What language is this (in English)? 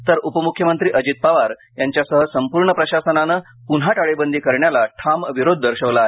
Marathi